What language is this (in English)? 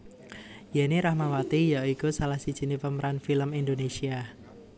Javanese